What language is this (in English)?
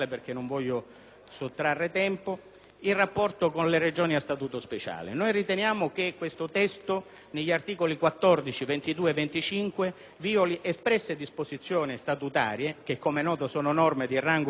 Italian